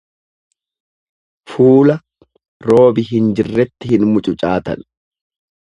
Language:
Oromo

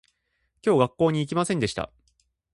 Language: Japanese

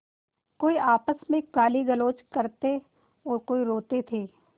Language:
Hindi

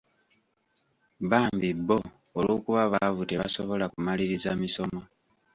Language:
Ganda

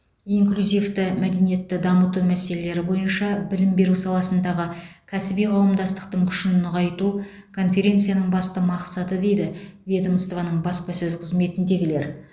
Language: Kazakh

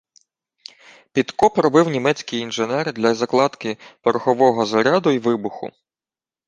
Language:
Ukrainian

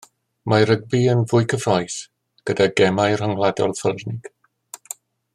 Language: Welsh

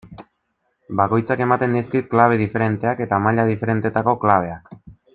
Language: Basque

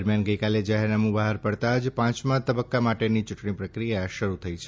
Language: Gujarati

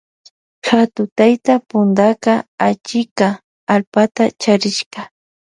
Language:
Loja Highland Quichua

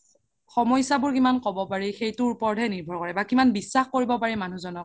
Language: Assamese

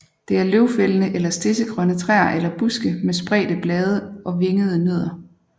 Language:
Danish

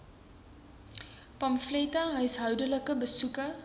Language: Afrikaans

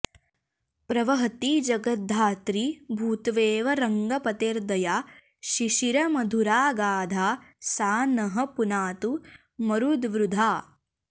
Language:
Sanskrit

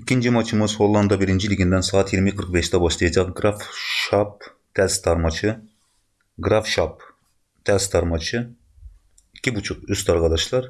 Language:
Turkish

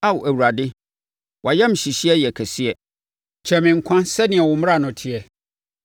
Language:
Akan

